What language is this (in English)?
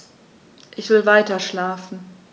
German